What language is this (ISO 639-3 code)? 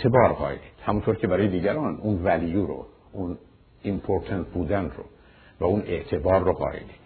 fas